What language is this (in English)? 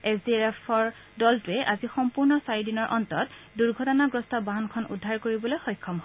Assamese